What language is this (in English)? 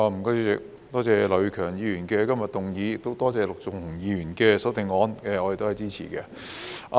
Cantonese